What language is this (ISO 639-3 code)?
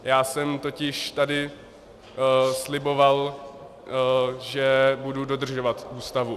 ces